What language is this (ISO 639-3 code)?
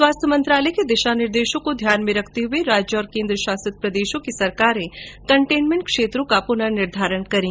hin